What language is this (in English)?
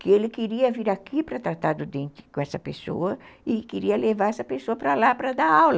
Portuguese